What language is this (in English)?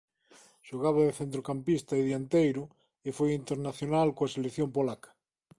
Galician